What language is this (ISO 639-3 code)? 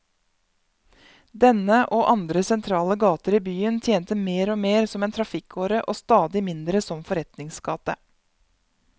nor